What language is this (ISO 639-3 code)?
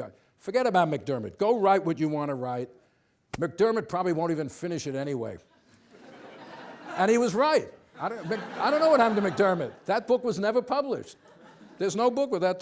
eng